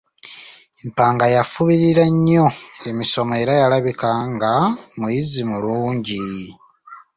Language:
Ganda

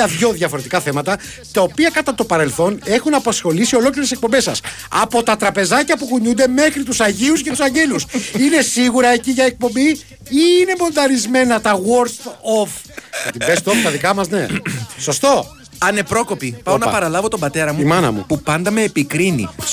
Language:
Greek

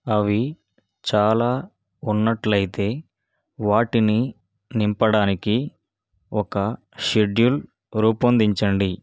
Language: Telugu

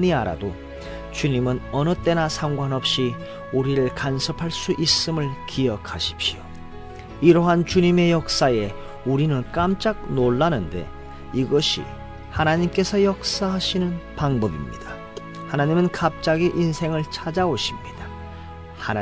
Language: Korean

